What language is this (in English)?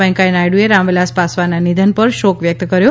Gujarati